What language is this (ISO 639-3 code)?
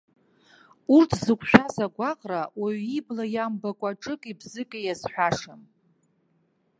abk